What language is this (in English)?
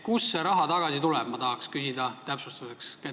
Estonian